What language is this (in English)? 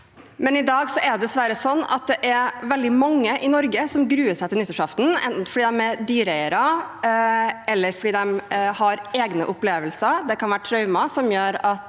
Norwegian